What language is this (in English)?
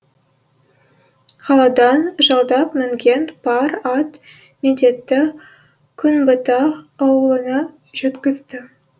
Kazakh